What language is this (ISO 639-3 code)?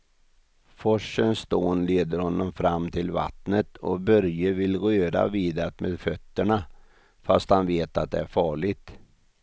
swe